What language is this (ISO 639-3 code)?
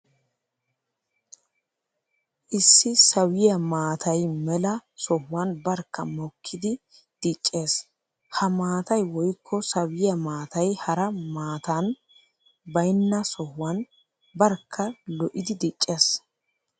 wal